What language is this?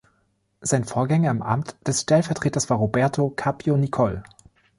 German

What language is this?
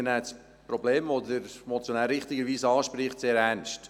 Swiss German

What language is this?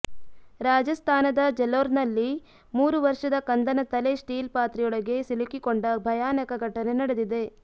Kannada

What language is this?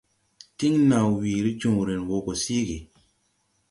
Tupuri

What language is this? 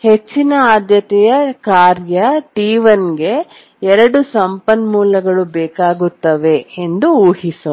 Kannada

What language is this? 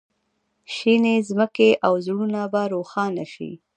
Pashto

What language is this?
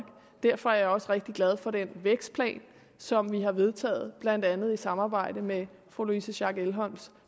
Danish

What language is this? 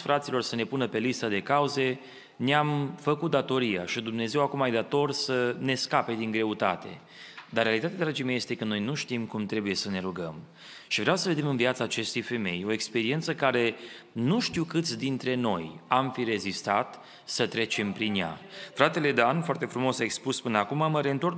Romanian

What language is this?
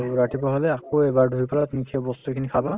Assamese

